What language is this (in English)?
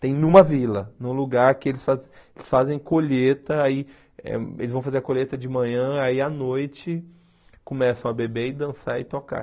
Portuguese